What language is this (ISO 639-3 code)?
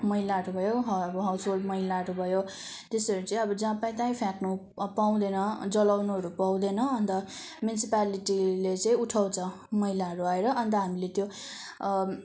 nep